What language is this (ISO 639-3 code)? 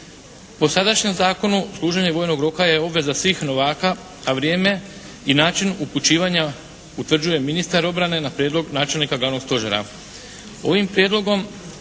hrv